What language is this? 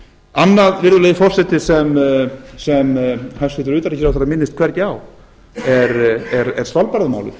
Icelandic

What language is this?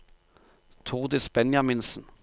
Norwegian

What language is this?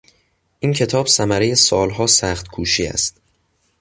Persian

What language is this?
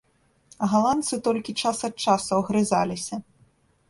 Belarusian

